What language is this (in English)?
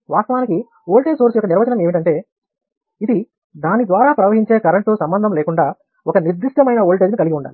Telugu